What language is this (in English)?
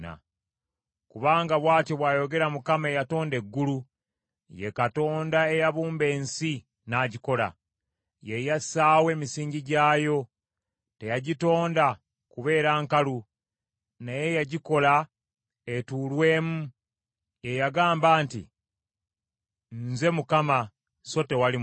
Ganda